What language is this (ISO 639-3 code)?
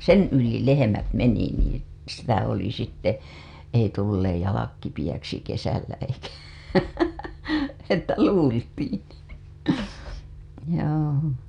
fin